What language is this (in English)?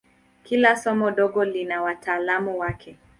Swahili